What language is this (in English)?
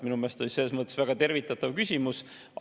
Estonian